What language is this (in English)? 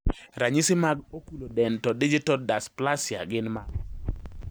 Luo (Kenya and Tanzania)